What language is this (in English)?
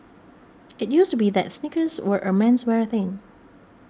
English